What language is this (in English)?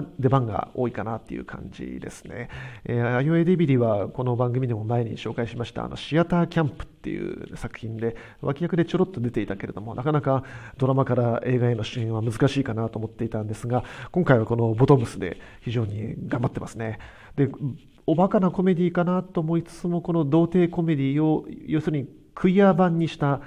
Japanese